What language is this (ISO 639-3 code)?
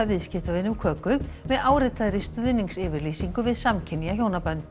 isl